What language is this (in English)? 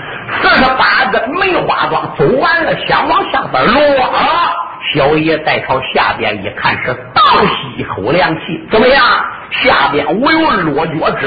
Chinese